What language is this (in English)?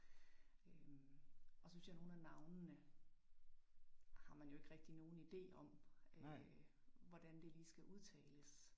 Danish